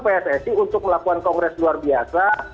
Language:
Indonesian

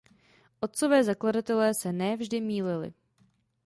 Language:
Czech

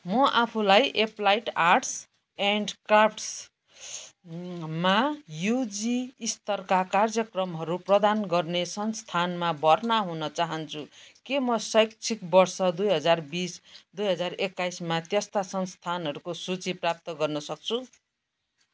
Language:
Nepali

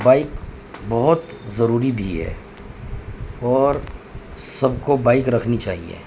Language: Urdu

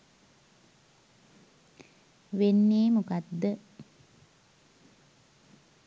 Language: Sinhala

